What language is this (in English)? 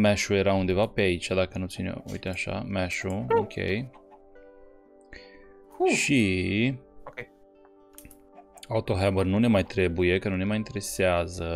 Romanian